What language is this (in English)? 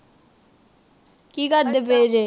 Punjabi